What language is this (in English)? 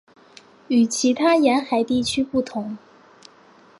Chinese